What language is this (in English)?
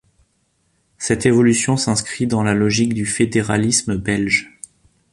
French